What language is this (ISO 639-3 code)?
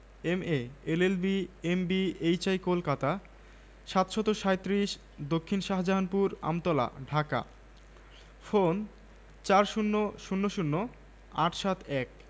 ben